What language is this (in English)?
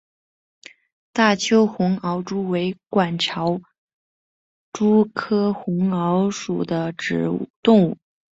Chinese